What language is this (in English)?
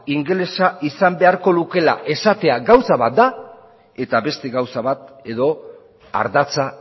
Basque